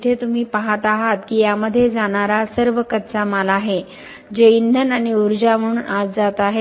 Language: Marathi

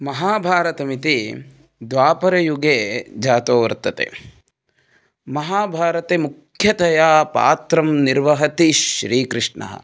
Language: Sanskrit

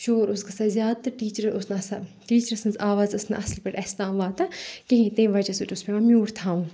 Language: Kashmiri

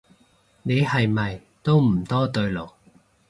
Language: Cantonese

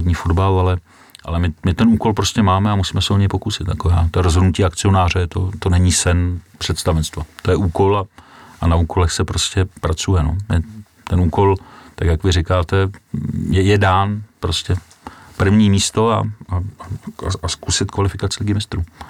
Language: Czech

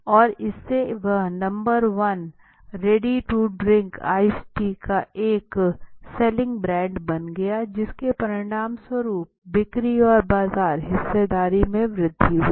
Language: Hindi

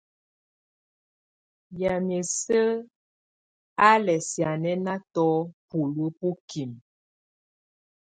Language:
Tunen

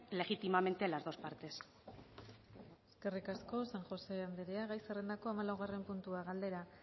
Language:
Basque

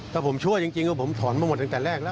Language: Thai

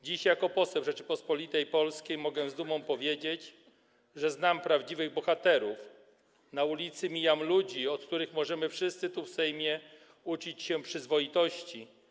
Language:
Polish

